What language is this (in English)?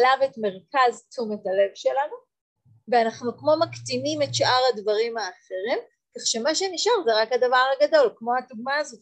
Hebrew